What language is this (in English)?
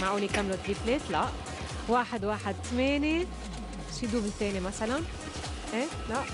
Arabic